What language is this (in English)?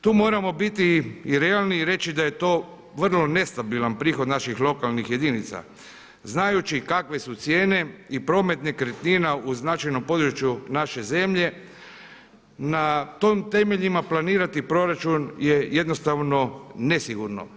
Croatian